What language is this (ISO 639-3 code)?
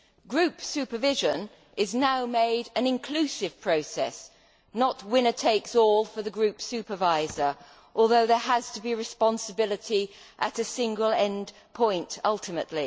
eng